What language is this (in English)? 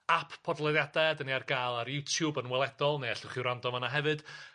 Welsh